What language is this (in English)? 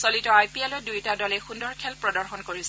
Assamese